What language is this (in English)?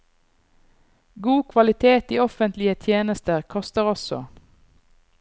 Norwegian